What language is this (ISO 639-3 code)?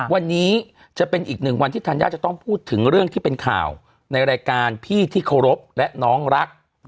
tha